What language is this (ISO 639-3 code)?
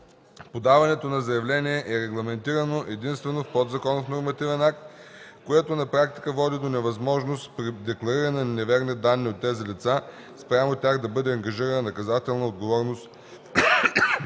bul